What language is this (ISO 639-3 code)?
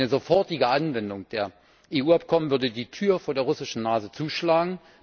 deu